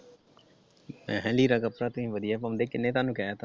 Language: Punjabi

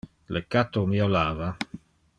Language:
Interlingua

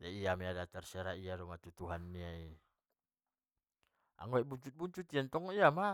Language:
Batak Mandailing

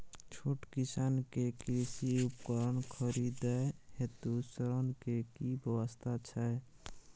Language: Maithili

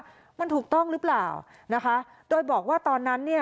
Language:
Thai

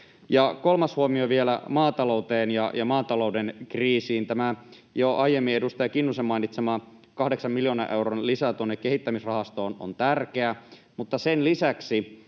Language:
Finnish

